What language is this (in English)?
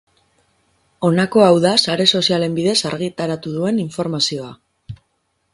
Basque